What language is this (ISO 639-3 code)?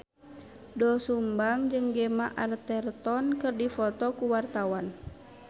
sun